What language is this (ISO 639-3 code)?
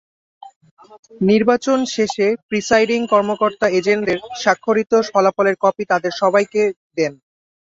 ben